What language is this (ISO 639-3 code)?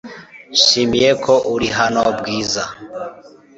kin